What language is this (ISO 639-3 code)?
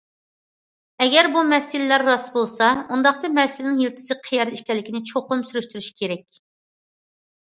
uig